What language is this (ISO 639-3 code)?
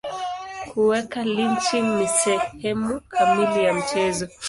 swa